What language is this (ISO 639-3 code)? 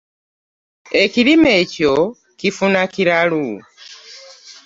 lug